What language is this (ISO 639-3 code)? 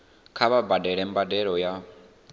ven